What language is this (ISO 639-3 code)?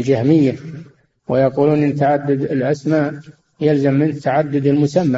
ara